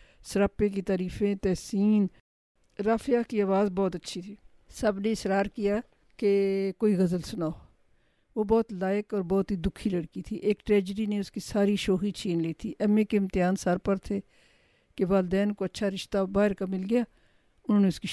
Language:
Urdu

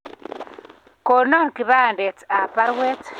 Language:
Kalenjin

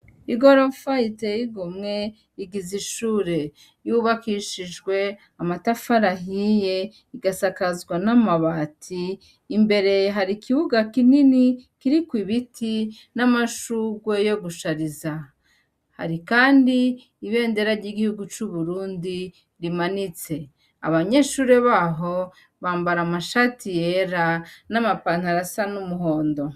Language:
Rundi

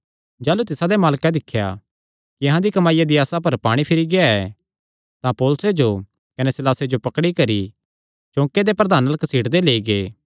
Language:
Kangri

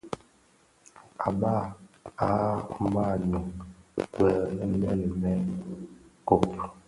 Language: Bafia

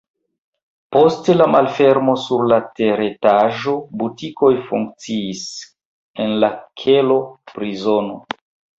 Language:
Esperanto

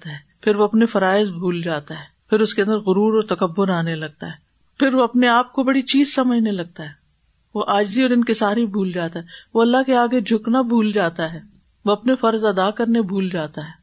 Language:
Urdu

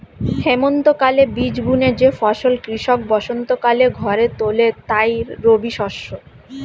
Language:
Bangla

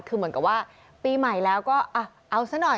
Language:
Thai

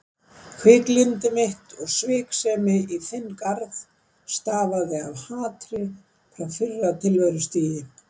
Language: Icelandic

